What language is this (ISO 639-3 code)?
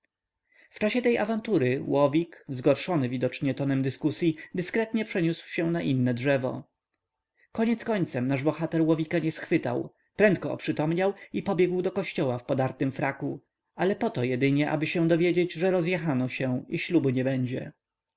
pol